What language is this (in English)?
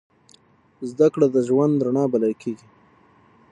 Pashto